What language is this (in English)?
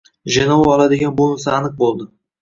Uzbek